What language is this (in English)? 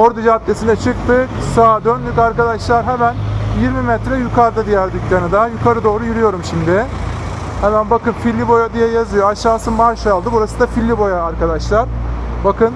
Turkish